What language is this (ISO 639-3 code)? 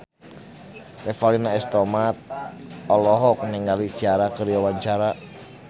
sun